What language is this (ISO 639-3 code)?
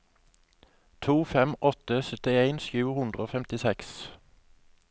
nor